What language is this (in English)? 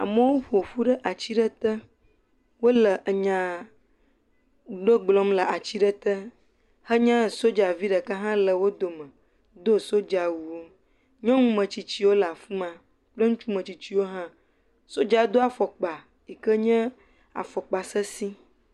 Ewe